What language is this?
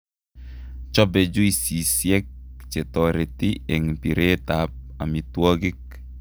Kalenjin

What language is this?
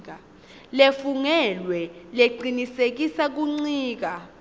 Swati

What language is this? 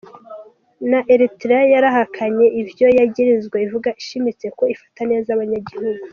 Kinyarwanda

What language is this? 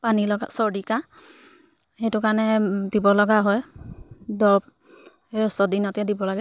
Assamese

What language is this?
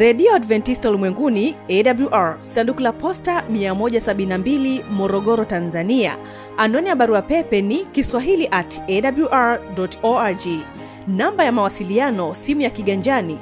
Swahili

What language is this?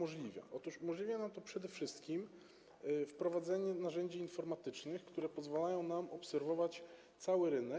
Polish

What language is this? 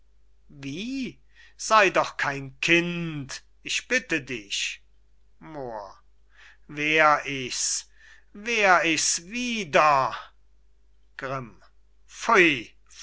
German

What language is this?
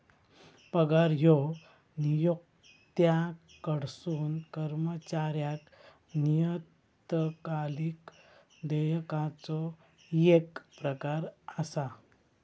Marathi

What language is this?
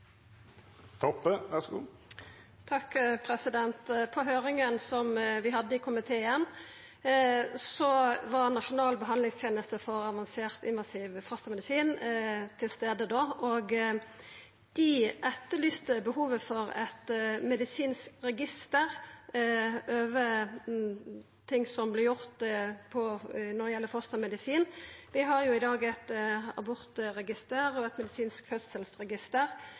Norwegian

